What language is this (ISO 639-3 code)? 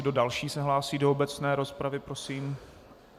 ces